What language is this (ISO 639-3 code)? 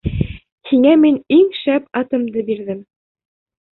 bak